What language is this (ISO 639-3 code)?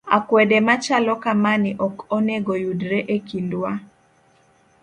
luo